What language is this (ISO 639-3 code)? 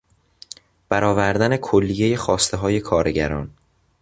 fas